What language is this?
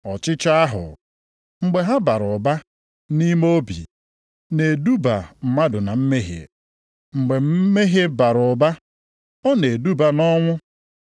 Igbo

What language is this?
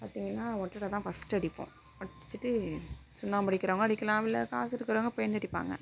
Tamil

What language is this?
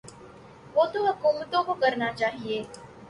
Urdu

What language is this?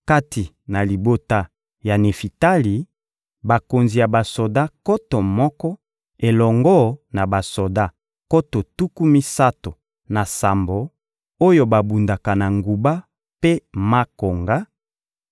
Lingala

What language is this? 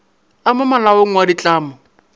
Northern Sotho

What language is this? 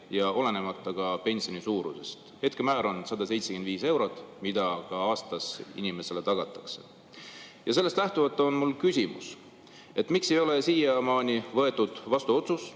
Estonian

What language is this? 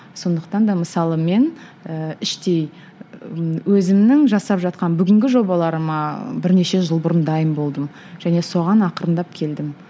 Kazakh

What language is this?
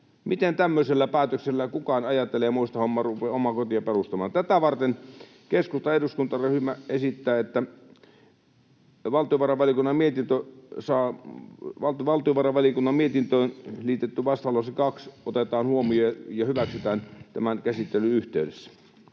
Finnish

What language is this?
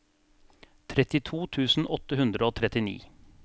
Norwegian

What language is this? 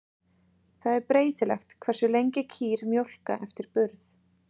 Icelandic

